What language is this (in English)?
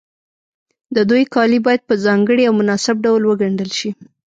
Pashto